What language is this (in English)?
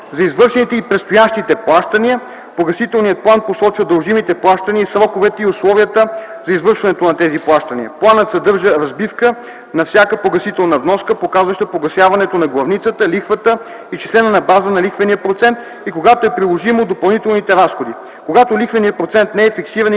Bulgarian